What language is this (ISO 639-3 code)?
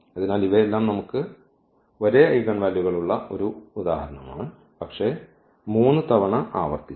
mal